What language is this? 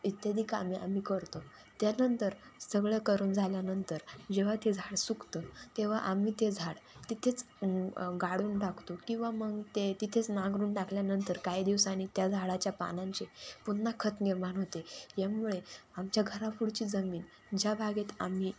Marathi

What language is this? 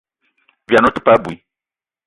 Eton (Cameroon)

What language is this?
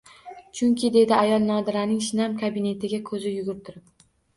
Uzbek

